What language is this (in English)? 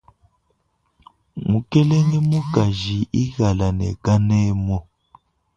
Luba-Lulua